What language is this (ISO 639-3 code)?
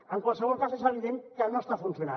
cat